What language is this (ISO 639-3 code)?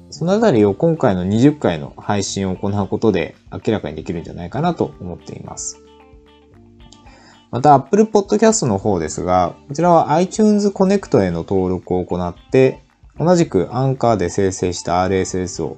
jpn